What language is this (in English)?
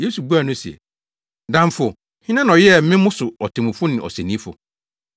Akan